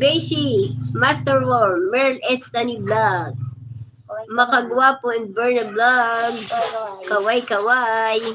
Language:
Filipino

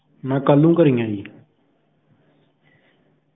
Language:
Punjabi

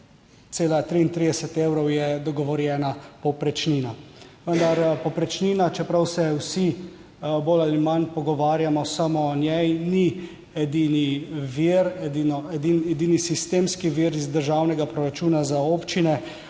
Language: Slovenian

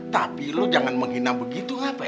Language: Indonesian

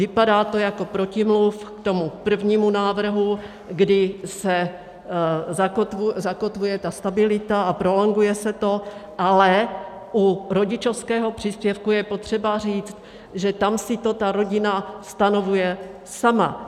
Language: Czech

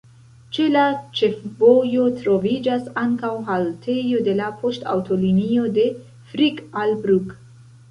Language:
Esperanto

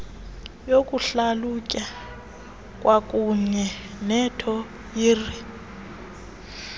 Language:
Xhosa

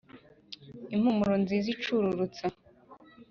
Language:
Kinyarwanda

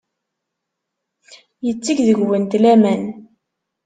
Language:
Kabyle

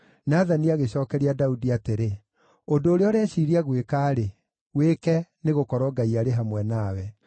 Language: Kikuyu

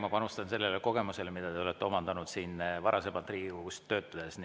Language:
Estonian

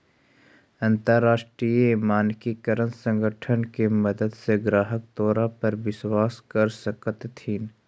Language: Magahi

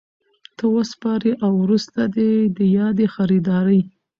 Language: Pashto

